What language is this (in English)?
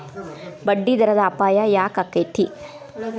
Kannada